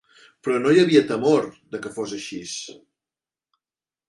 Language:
Catalan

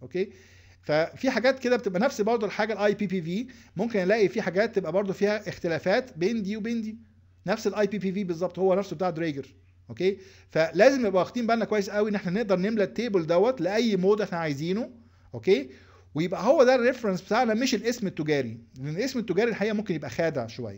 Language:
Arabic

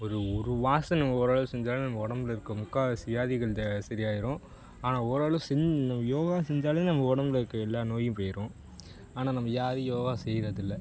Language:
Tamil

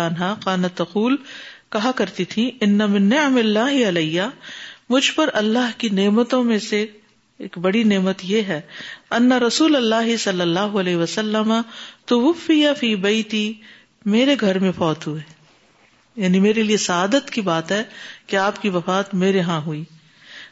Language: Urdu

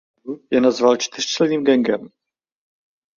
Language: Czech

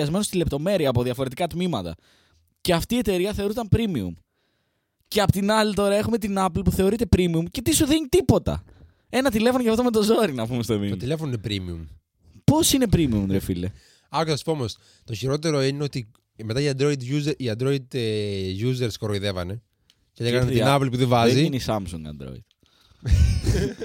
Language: Greek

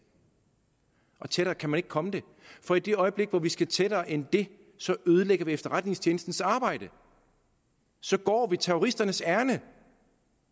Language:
Danish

